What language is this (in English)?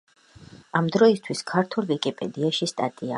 Georgian